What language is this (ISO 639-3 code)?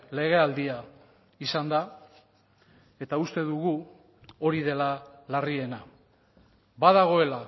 eus